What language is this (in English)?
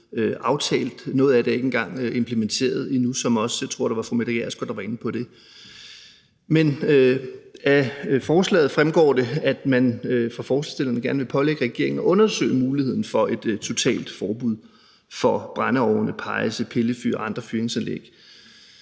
Danish